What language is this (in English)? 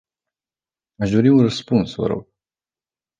Romanian